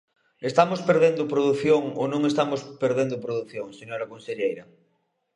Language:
Galician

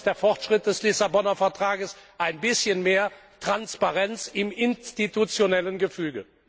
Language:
German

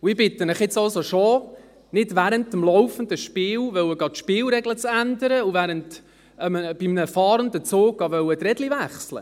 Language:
Swiss German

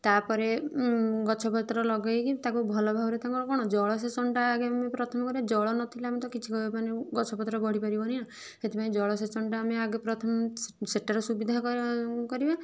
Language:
Odia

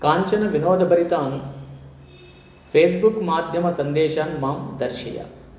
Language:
Sanskrit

